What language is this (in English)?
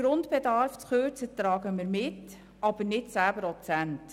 Swiss German